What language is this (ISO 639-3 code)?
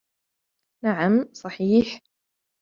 ara